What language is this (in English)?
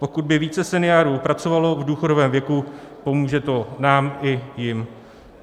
Czech